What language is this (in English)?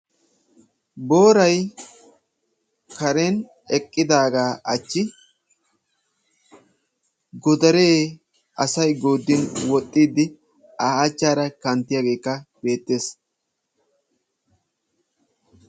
Wolaytta